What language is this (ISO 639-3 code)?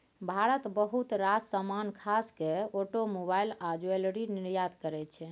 mai